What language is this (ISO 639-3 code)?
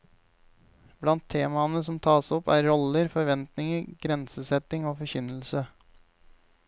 nor